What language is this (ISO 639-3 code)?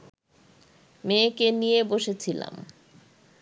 ben